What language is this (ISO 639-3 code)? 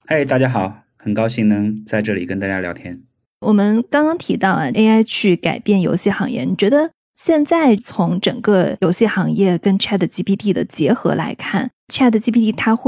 zho